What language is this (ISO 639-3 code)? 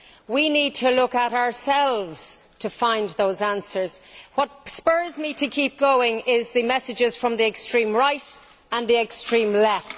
eng